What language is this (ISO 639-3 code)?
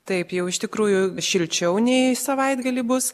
lit